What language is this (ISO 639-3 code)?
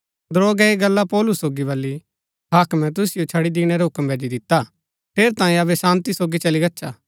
gbk